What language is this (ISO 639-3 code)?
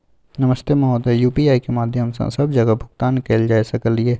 mai